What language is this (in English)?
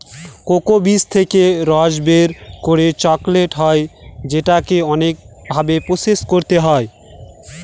Bangla